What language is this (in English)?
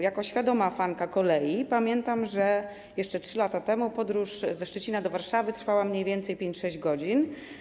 Polish